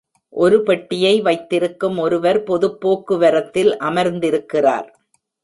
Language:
Tamil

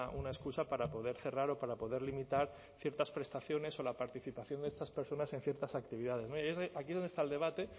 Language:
Spanish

